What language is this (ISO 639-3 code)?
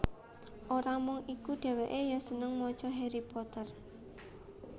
jav